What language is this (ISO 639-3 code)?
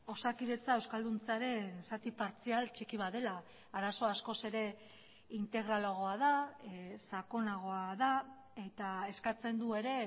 eus